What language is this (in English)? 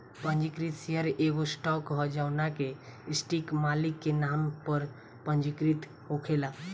Bhojpuri